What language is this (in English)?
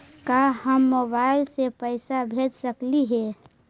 Magahi